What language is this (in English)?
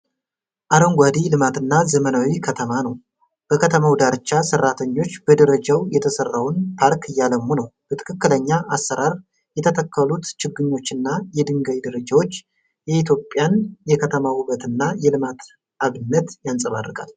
Amharic